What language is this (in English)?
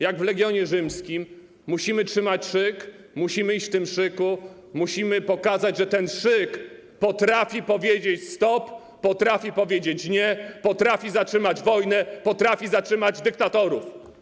Polish